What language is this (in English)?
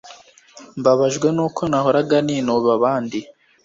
Kinyarwanda